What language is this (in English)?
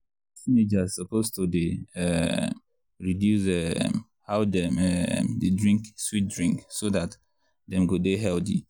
Nigerian Pidgin